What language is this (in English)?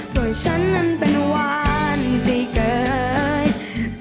Thai